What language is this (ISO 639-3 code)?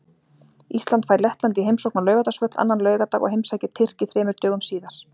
isl